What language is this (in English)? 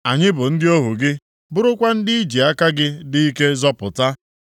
Igbo